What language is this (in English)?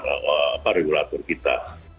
Indonesian